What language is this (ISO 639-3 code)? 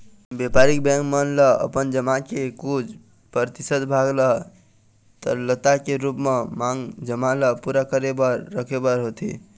hne